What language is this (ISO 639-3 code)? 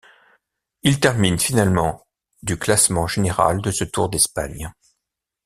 fra